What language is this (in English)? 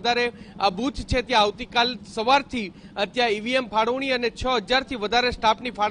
Hindi